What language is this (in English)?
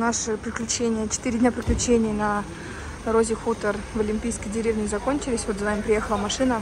Russian